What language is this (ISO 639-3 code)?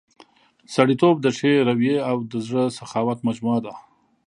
pus